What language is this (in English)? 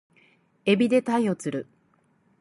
Japanese